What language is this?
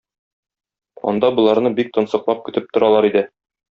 Tatar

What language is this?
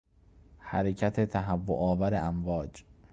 Persian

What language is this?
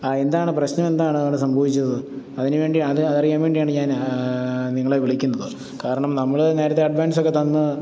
Malayalam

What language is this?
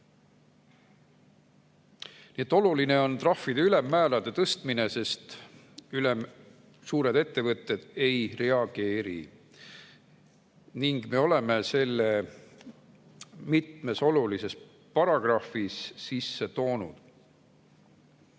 Estonian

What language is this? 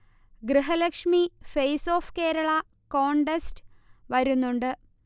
Malayalam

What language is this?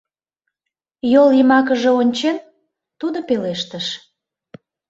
Mari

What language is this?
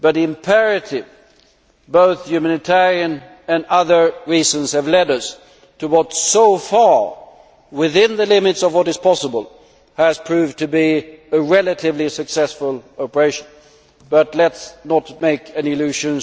English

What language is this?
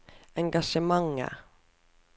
Norwegian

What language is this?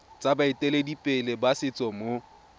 Tswana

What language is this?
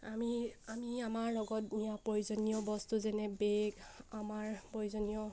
Assamese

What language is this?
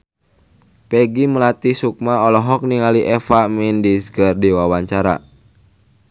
Sundanese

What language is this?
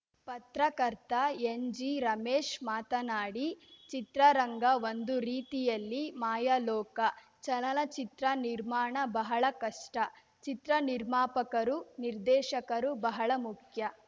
Kannada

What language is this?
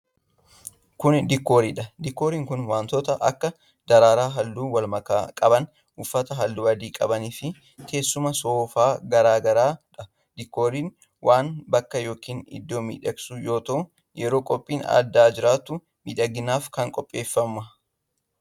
Oromo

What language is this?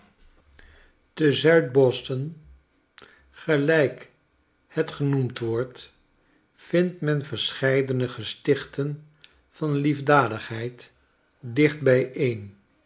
Dutch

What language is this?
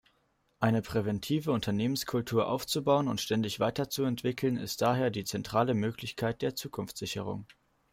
German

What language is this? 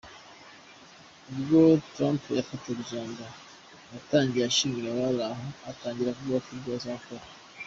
Kinyarwanda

